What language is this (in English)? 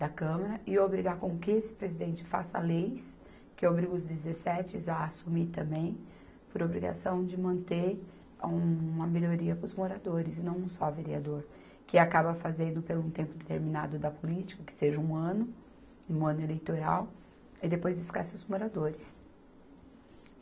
Portuguese